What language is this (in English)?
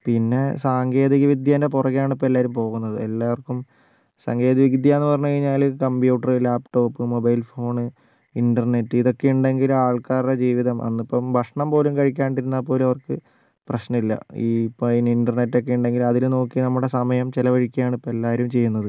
Malayalam